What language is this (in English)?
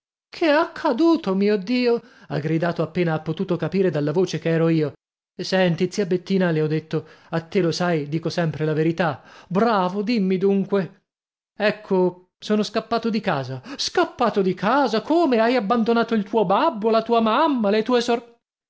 Italian